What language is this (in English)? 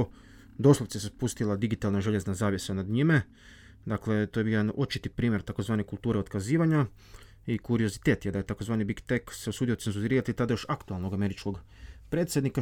Croatian